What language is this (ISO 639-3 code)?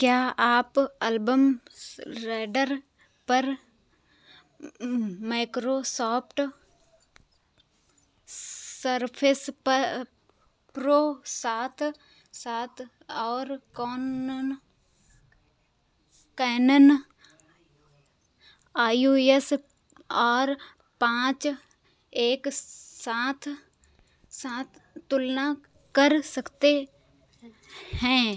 hin